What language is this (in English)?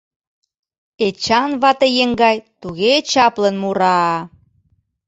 Mari